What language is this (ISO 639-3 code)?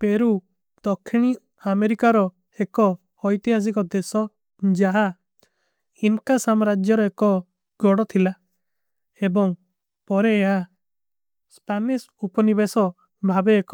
uki